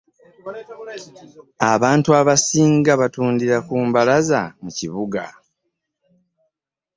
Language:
Ganda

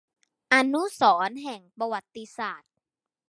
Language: Thai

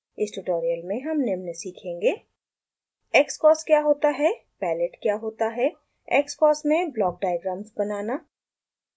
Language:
Hindi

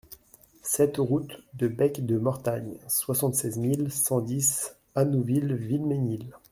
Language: French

